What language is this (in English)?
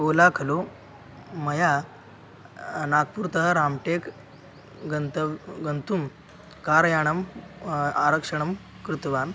Sanskrit